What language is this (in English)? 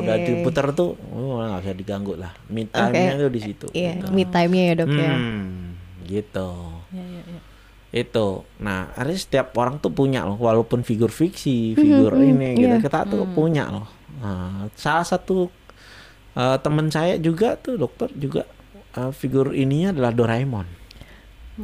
Indonesian